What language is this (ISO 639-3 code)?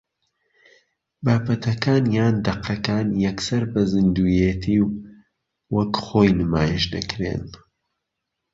ckb